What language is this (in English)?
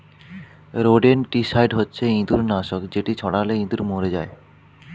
Bangla